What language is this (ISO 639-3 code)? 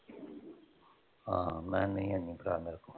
pan